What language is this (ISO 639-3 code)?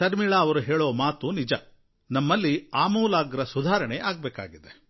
kan